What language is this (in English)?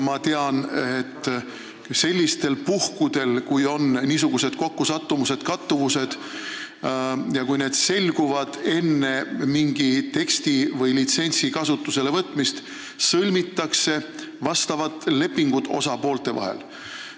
Estonian